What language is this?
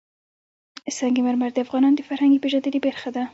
Pashto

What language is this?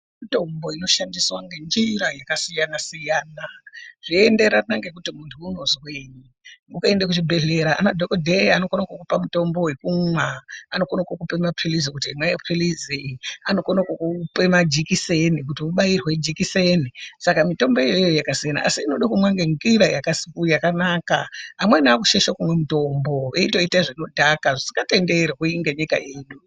Ndau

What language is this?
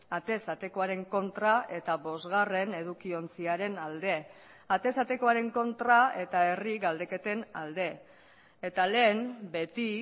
Basque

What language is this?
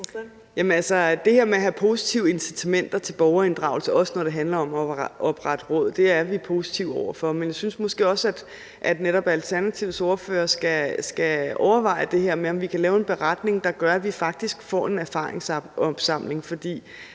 Danish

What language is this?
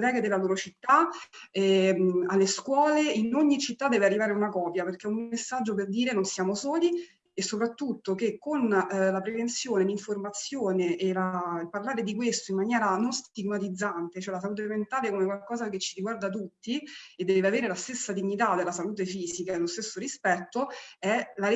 Italian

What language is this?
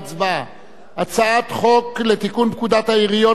Hebrew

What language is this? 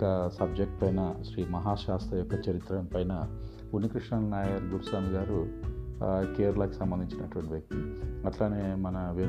Telugu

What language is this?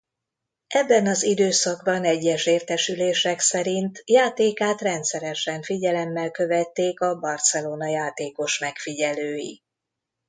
Hungarian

